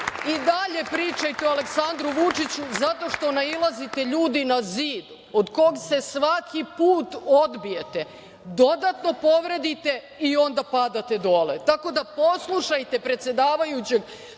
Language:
Serbian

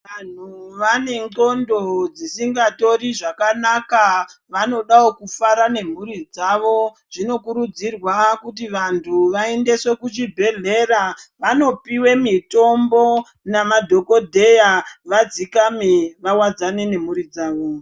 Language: Ndau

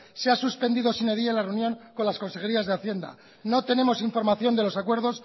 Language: Spanish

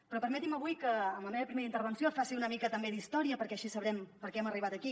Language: Catalan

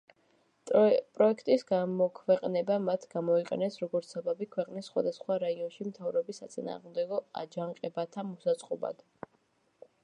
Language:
Georgian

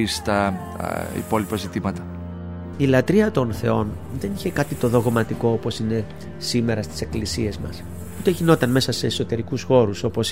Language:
Greek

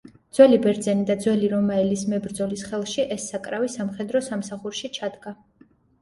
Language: Georgian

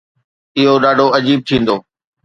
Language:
Sindhi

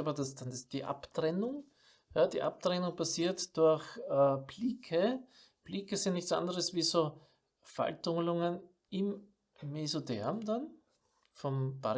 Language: German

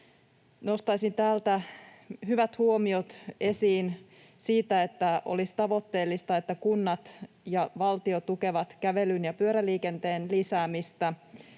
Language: Finnish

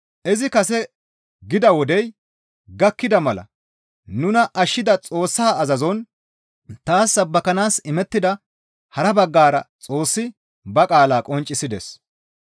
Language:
Gamo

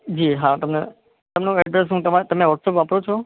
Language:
Gujarati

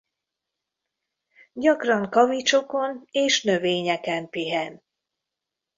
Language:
Hungarian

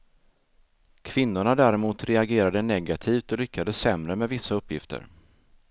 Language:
Swedish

